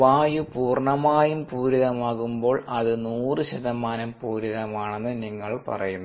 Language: Malayalam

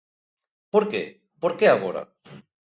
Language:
Galician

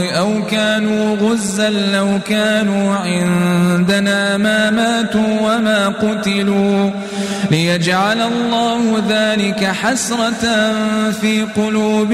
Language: Arabic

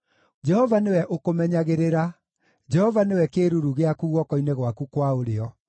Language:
Kikuyu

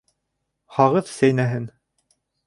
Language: Bashkir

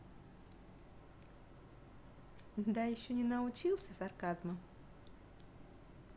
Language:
Russian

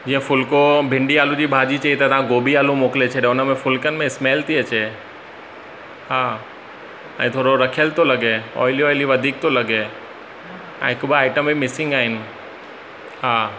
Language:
Sindhi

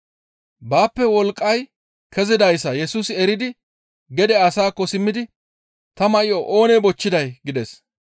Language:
Gamo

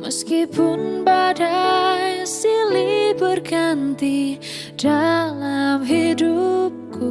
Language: Indonesian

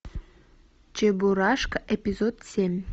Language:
Russian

